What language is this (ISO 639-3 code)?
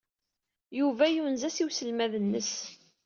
kab